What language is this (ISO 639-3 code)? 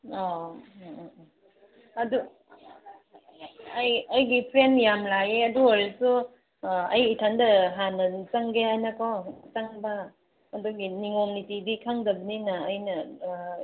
mni